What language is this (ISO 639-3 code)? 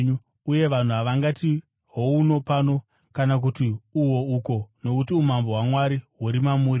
sna